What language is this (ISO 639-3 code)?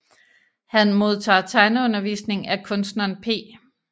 dan